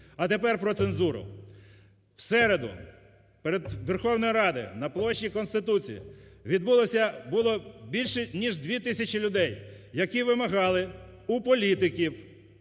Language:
Ukrainian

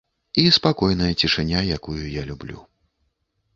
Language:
Belarusian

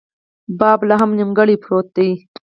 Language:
Pashto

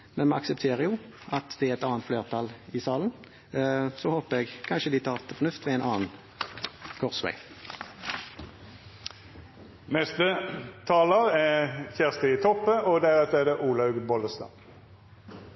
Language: Norwegian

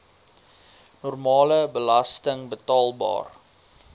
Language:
Afrikaans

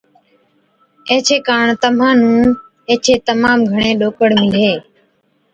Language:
Od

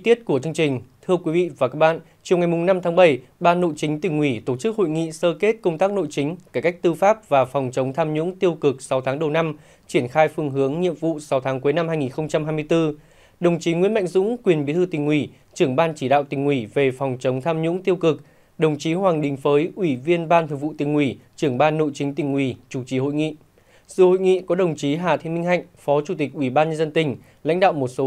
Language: Vietnamese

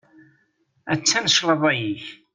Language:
Kabyle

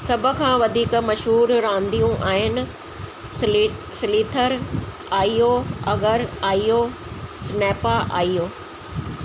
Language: Sindhi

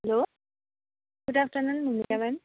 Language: Nepali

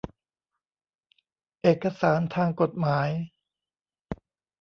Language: Thai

